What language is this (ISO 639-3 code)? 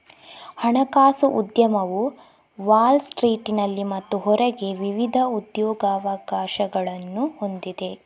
kan